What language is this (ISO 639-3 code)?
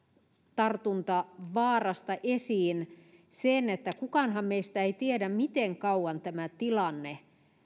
fin